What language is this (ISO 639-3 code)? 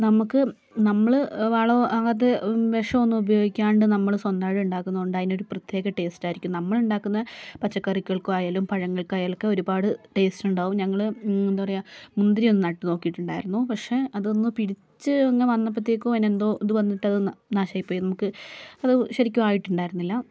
mal